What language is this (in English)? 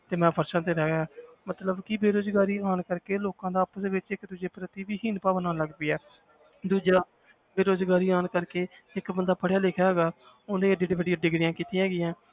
Punjabi